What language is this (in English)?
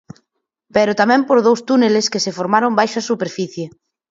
Galician